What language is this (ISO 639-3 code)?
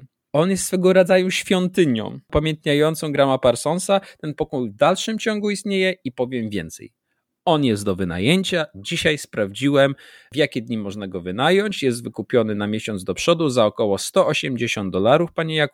pol